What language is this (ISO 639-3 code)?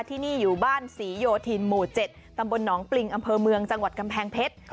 tha